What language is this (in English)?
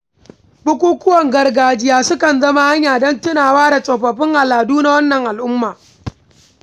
Hausa